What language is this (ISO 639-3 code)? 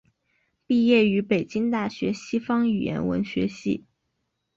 zho